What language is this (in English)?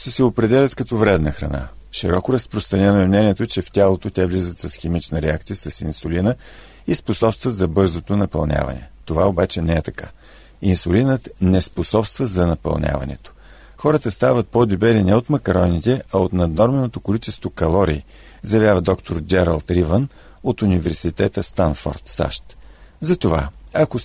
Bulgarian